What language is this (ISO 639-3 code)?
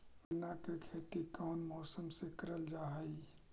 mag